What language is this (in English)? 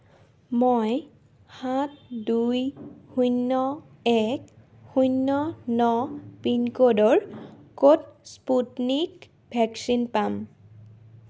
Assamese